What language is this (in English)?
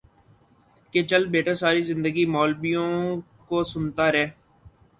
Urdu